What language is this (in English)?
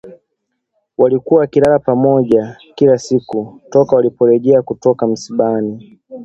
Swahili